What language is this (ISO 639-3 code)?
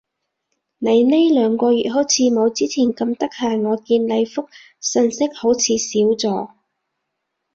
yue